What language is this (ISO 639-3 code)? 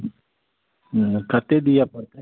mai